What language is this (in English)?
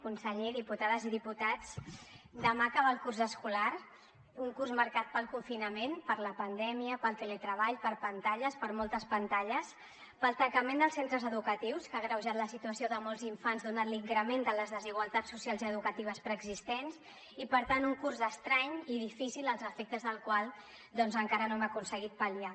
Catalan